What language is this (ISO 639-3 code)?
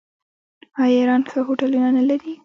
pus